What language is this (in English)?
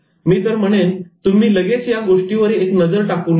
Marathi